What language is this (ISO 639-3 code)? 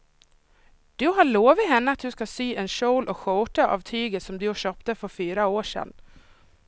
swe